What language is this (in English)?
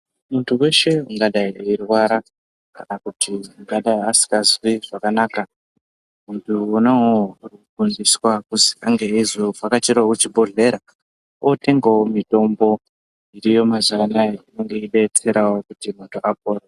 Ndau